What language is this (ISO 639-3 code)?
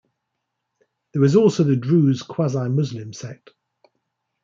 eng